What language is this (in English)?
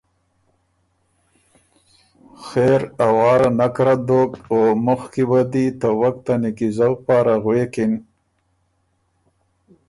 Ormuri